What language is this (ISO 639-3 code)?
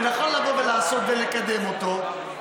heb